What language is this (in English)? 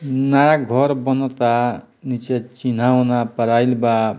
Bhojpuri